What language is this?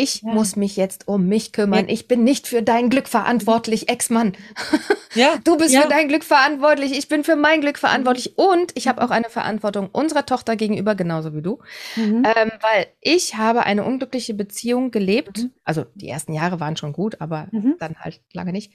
German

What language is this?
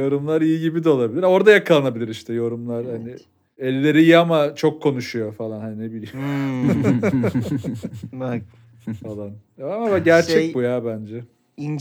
Turkish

